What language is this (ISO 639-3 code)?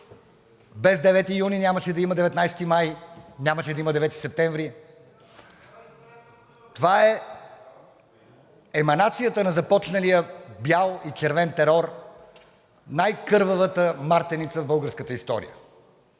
bul